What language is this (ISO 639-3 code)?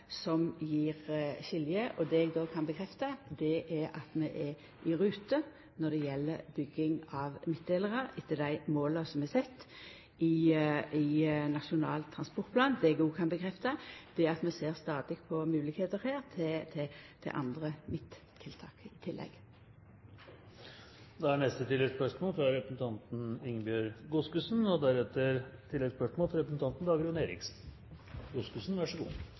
nor